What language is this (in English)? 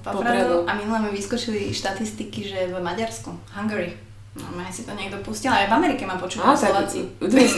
Slovak